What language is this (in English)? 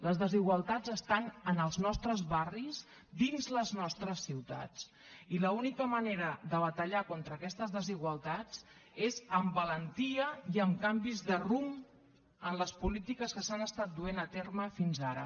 Catalan